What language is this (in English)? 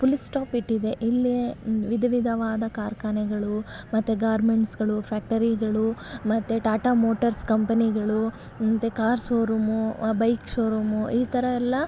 Kannada